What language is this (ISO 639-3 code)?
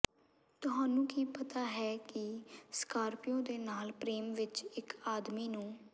pan